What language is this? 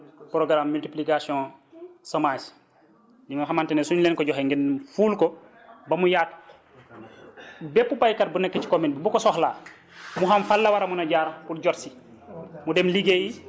Wolof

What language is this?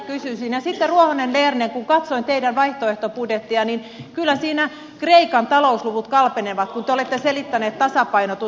Finnish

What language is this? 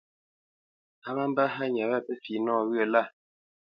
Bamenyam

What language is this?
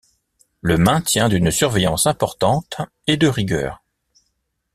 French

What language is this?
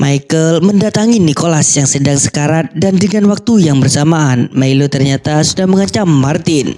Indonesian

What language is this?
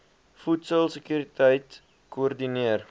Afrikaans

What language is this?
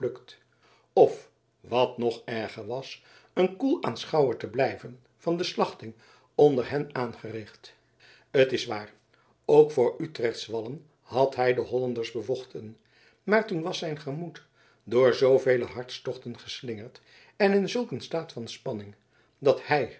Dutch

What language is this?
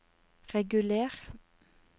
Norwegian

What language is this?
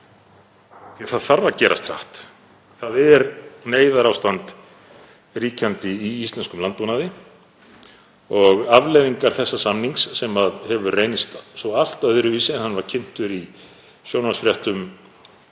Icelandic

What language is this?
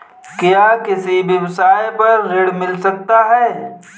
Hindi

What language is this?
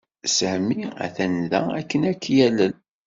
Kabyle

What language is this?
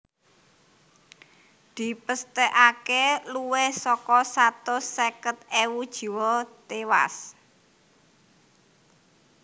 Javanese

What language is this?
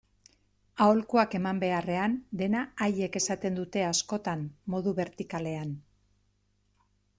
Basque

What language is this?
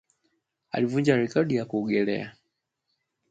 Swahili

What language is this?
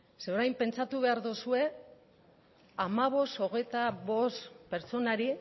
Basque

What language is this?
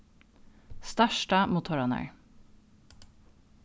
Faroese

